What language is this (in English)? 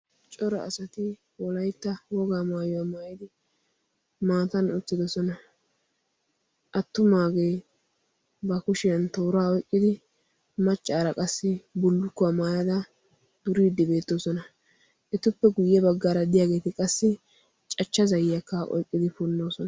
Wolaytta